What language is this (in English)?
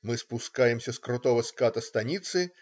Russian